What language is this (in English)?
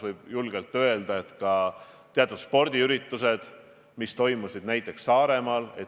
Estonian